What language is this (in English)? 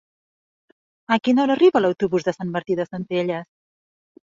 Catalan